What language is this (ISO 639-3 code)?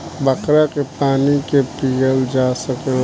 bho